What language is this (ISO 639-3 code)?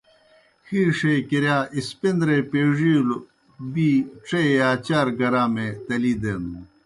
plk